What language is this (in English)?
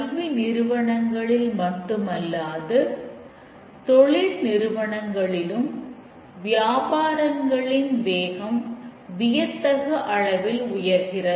Tamil